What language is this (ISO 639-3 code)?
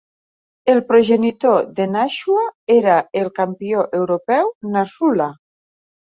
cat